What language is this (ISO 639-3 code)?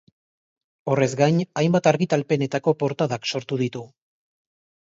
eus